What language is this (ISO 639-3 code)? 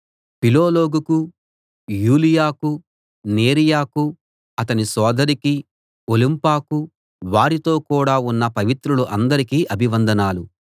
tel